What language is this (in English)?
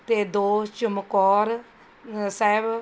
Punjabi